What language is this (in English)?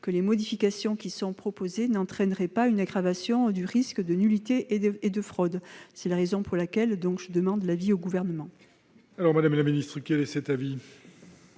French